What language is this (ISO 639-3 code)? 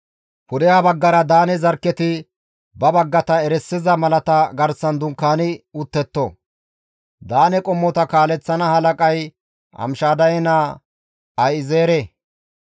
gmv